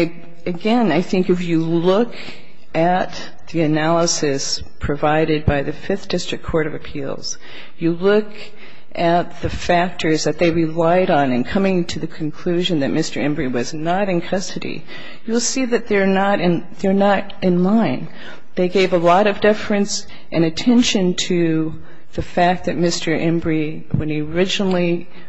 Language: English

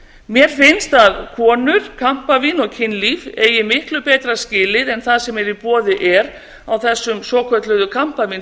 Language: Icelandic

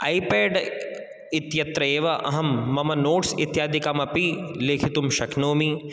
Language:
Sanskrit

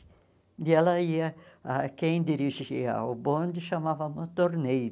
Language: Portuguese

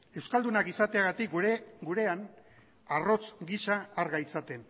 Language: Basque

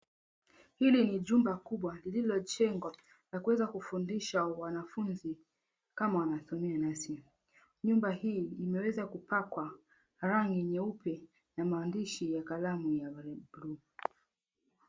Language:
Swahili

